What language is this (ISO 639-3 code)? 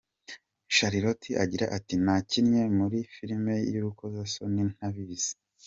kin